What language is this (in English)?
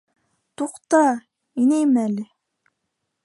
Bashkir